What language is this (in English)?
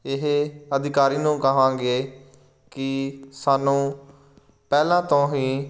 Punjabi